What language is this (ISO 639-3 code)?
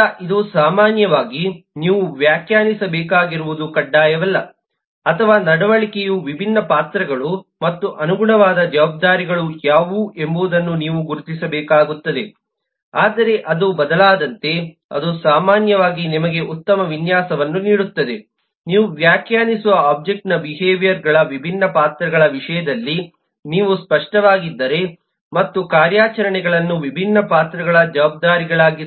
kan